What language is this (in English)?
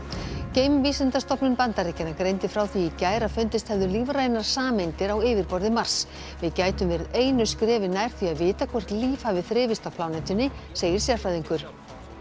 Icelandic